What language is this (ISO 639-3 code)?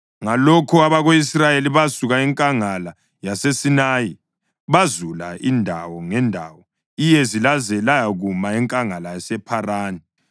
nde